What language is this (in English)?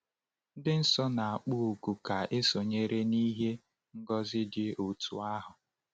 Igbo